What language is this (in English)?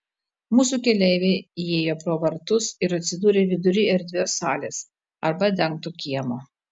Lithuanian